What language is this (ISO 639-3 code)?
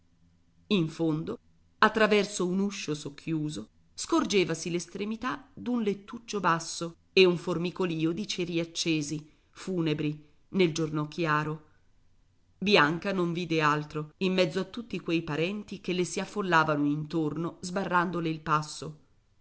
ita